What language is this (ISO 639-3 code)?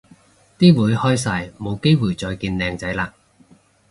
yue